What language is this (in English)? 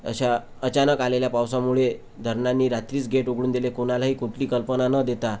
Marathi